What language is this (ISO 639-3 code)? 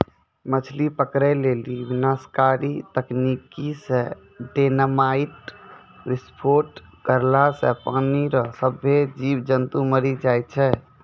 mai